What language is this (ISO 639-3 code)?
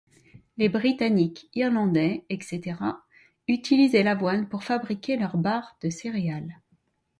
fra